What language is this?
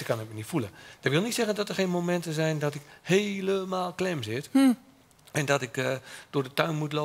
Dutch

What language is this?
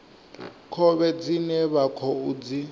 Venda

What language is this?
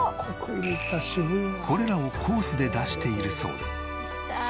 Japanese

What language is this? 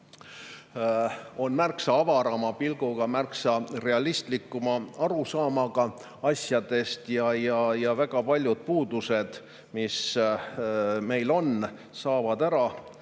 Estonian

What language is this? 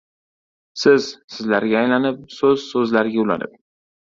Uzbek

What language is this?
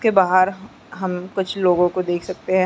Hindi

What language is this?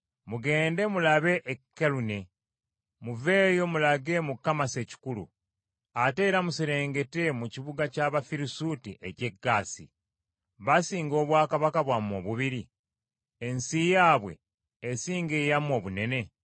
Ganda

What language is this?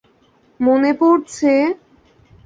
Bangla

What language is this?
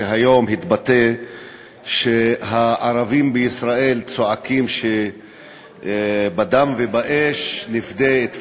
Hebrew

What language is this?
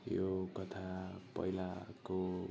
Nepali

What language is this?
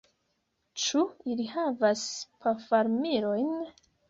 Esperanto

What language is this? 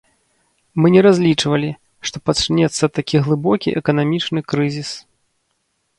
Belarusian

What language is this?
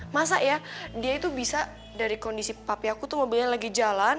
Indonesian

